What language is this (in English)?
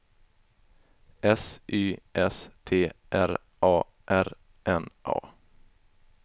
Swedish